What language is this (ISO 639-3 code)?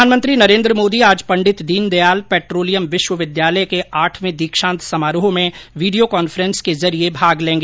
hin